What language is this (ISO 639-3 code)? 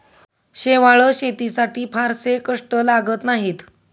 mar